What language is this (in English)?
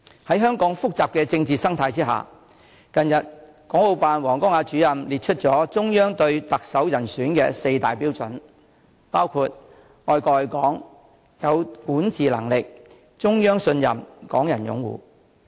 Cantonese